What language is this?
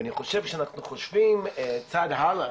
Hebrew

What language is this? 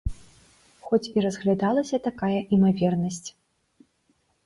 Belarusian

